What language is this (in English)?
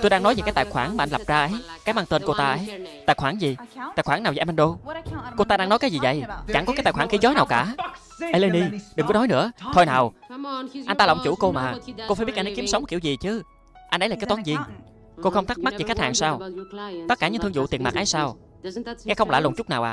Vietnamese